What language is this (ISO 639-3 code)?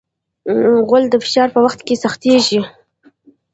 pus